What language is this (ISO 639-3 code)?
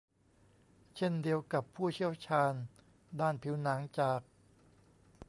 tha